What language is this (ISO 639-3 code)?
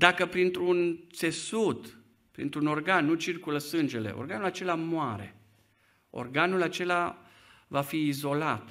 ron